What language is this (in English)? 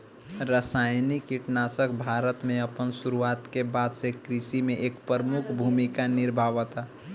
Bhojpuri